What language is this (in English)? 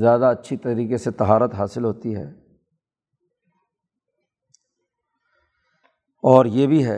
Urdu